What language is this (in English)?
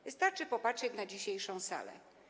Polish